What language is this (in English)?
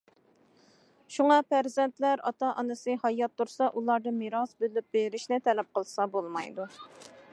Uyghur